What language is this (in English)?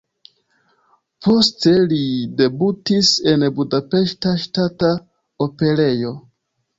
Esperanto